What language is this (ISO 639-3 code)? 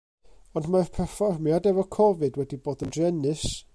cym